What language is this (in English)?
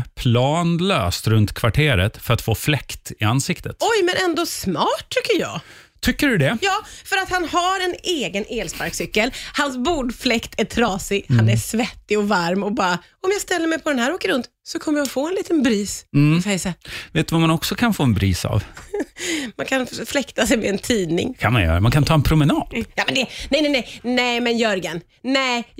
Swedish